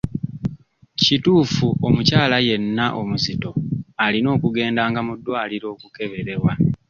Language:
Ganda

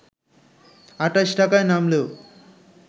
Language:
Bangla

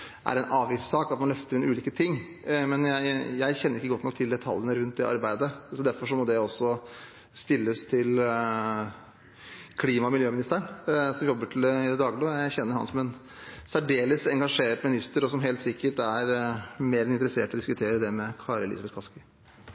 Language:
Norwegian Bokmål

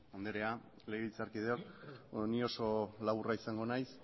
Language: Basque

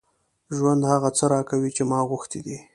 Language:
Pashto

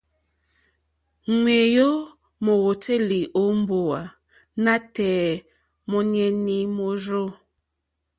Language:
Mokpwe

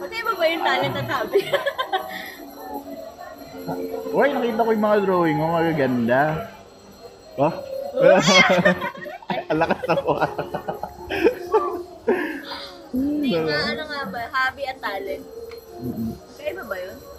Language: Filipino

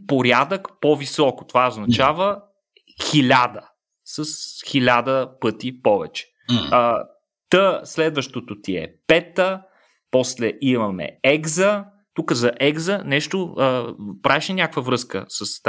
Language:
Bulgarian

